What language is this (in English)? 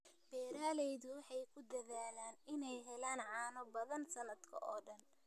Somali